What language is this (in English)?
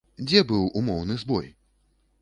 Belarusian